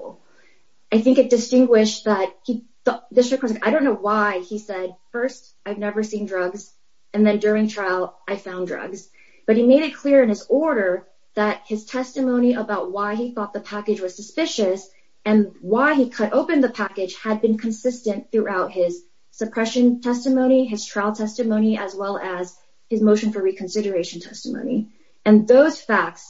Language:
English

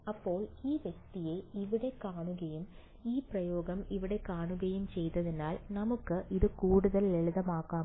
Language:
Malayalam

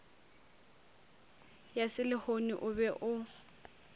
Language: Northern Sotho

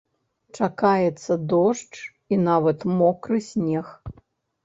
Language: Belarusian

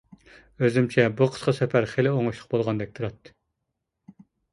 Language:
Uyghur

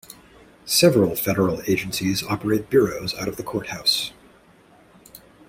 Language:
English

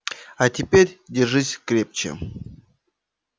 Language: Russian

